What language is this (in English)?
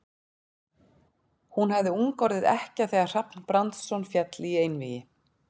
Icelandic